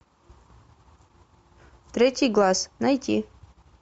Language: Russian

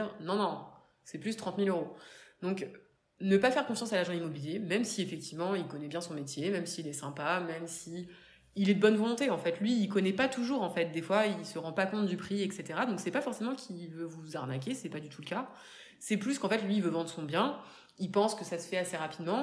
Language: French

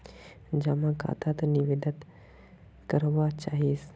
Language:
Magahi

